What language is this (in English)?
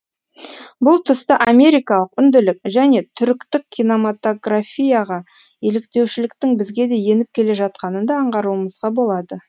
Kazakh